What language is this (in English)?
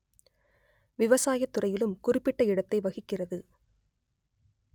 Tamil